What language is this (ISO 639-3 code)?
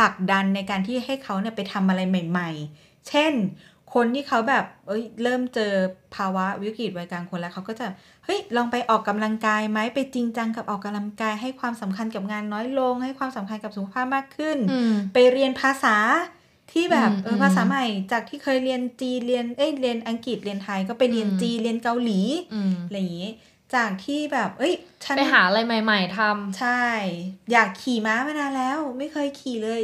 tha